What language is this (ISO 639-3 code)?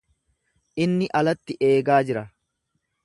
orm